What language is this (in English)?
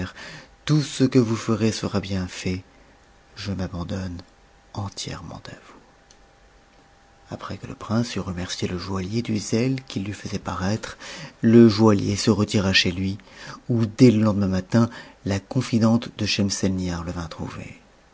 French